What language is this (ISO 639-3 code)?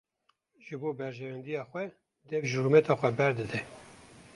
kur